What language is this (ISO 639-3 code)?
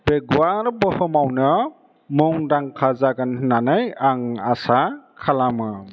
brx